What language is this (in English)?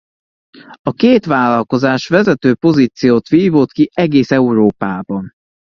Hungarian